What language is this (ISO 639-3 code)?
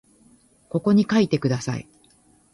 jpn